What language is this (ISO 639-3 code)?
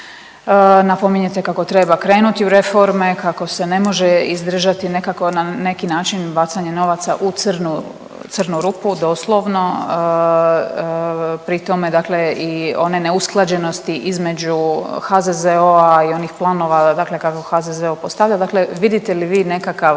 hrv